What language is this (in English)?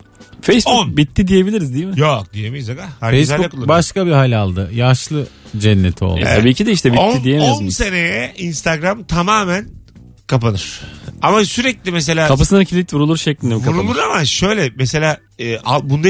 Turkish